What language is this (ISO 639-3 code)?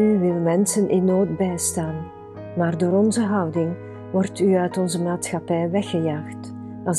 nld